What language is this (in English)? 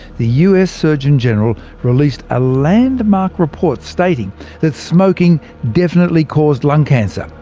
English